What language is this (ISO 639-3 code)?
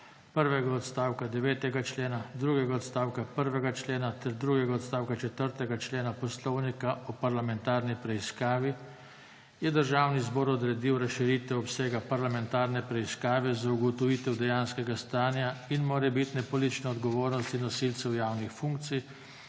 slv